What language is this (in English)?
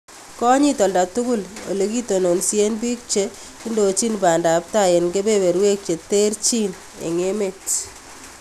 Kalenjin